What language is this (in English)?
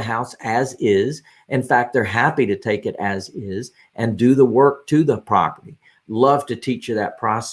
English